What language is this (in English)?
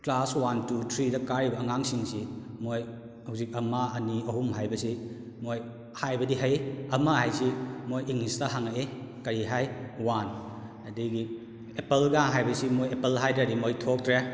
Manipuri